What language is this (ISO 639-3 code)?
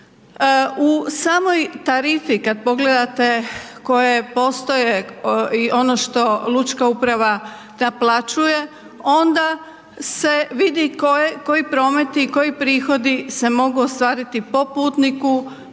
hrv